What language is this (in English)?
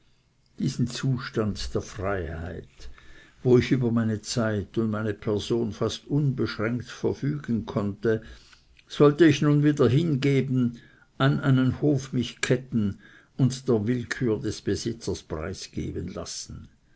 German